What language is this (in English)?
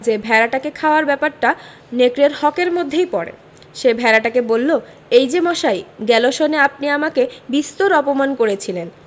Bangla